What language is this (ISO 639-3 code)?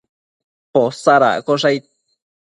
mcf